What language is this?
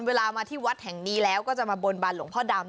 Thai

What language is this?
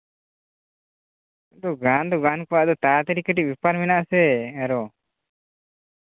Santali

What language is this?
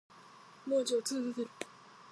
Japanese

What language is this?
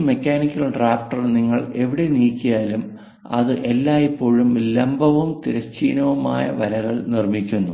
Malayalam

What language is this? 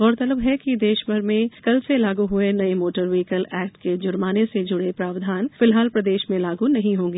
Hindi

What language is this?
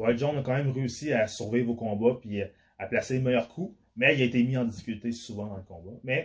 French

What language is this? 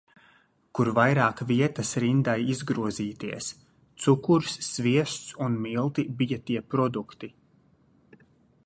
Latvian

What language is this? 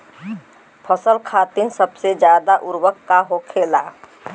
Bhojpuri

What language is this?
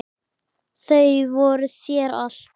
Icelandic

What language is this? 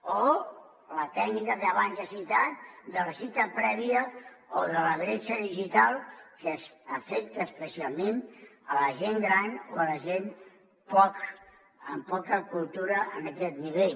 Catalan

